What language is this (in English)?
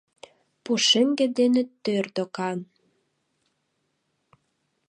Mari